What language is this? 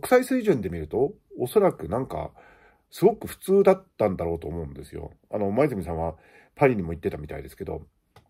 Japanese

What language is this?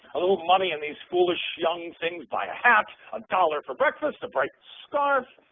English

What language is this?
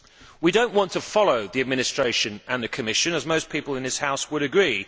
English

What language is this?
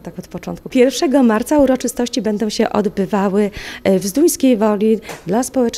Polish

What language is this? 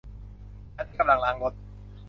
Thai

